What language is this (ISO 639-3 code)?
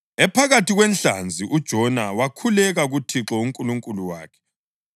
nde